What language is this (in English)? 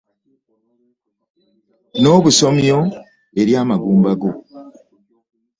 Ganda